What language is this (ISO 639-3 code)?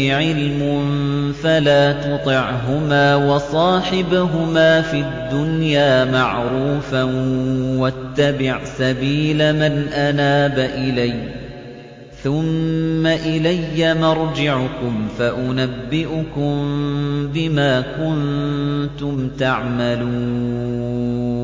ara